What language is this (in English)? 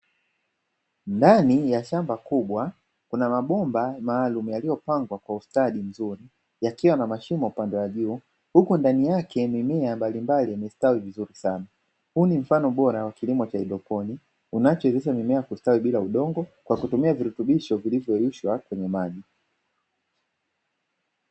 Swahili